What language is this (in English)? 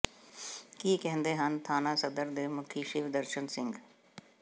Punjabi